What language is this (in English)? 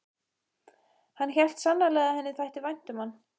Icelandic